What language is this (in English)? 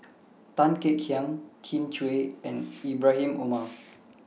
English